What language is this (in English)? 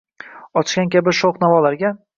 Uzbek